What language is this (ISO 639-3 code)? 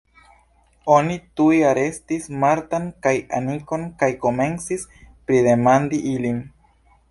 epo